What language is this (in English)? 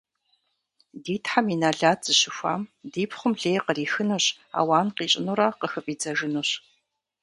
Kabardian